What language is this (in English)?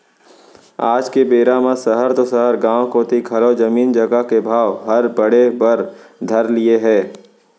Chhattisgarhi